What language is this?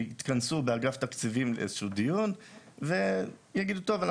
Hebrew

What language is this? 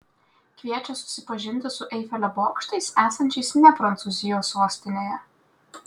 Lithuanian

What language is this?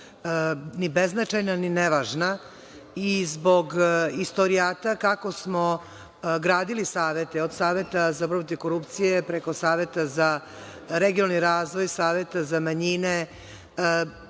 Serbian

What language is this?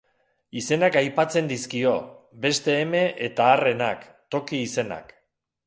Basque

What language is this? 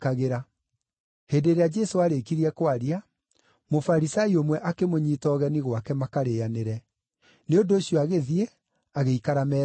Kikuyu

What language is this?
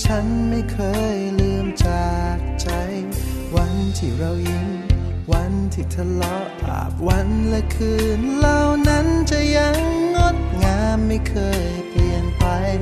Thai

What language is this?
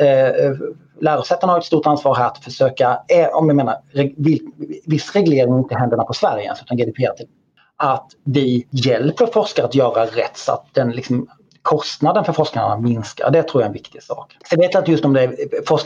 Swedish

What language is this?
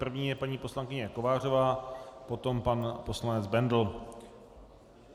Czech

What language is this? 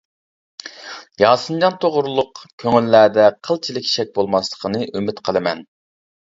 Uyghur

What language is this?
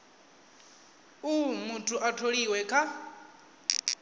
Venda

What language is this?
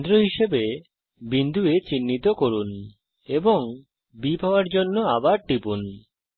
Bangla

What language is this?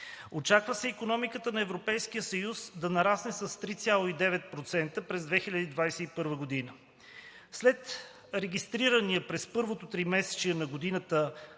Bulgarian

